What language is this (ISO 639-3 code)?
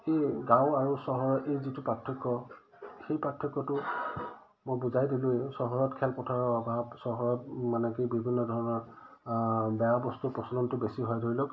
asm